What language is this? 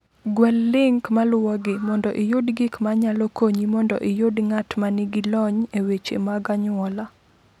Luo (Kenya and Tanzania)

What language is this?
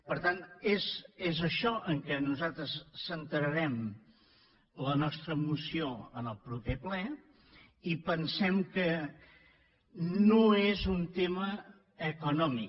Catalan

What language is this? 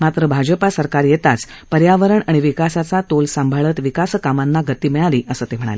Marathi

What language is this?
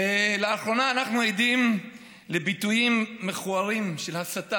Hebrew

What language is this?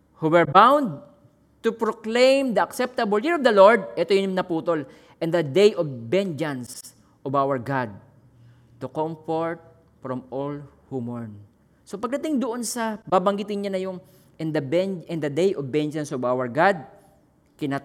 Filipino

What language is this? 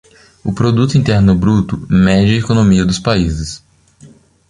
Portuguese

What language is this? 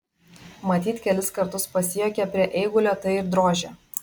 Lithuanian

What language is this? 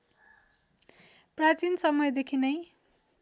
Nepali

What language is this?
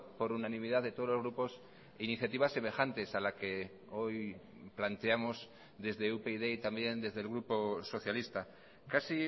Spanish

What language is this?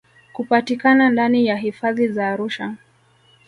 Swahili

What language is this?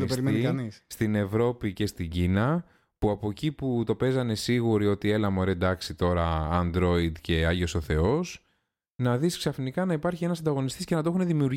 Greek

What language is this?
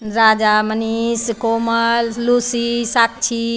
Maithili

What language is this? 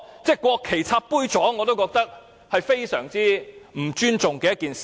Cantonese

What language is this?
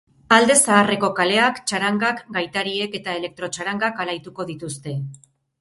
Basque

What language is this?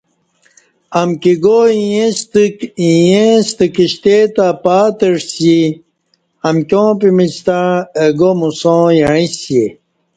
Kati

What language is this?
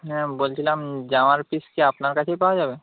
Bangla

